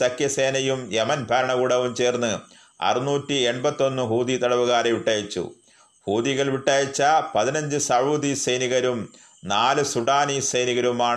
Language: Malayalam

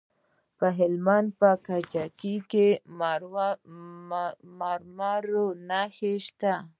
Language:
Pashto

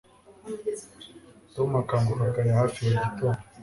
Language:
Kinyarwanda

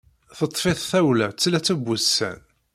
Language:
Kabyle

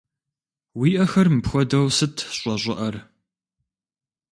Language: Kabardian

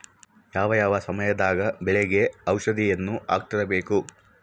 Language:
Kannada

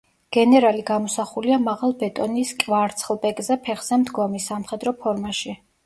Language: Georgian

